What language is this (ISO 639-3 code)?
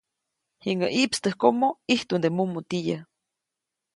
zoc